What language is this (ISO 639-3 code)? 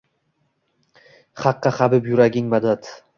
uzb